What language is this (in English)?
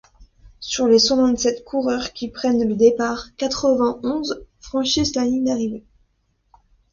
French